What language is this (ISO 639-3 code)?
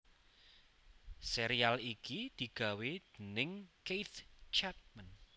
jav